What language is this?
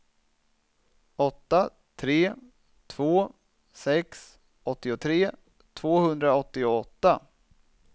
Swedish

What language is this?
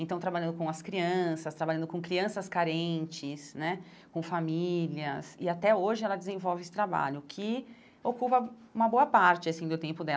Portuguese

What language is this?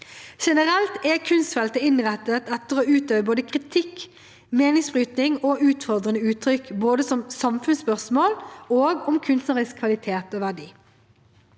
Norwegian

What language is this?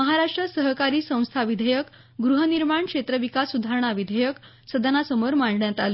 Marathi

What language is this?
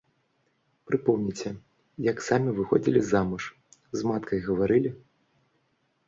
Belarusian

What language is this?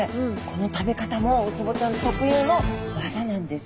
Japanese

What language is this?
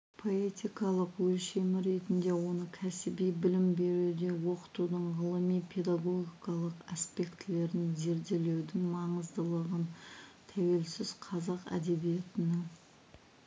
Kazakh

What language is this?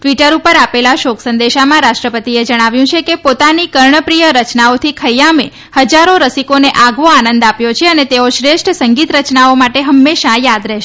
Gujarati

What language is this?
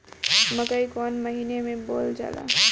Bhojpuri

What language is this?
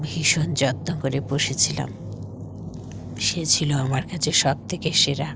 Bangla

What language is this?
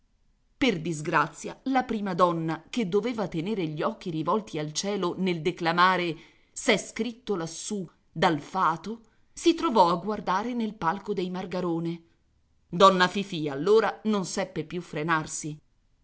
Italian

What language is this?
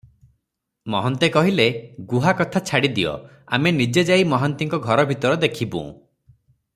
Odia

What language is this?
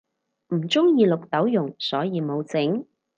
Cantonese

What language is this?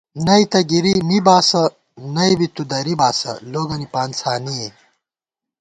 Gawar-Bati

